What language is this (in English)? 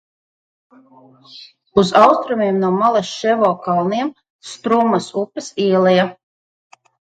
Latvian